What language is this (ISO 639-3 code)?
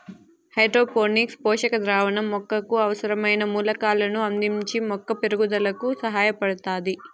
tel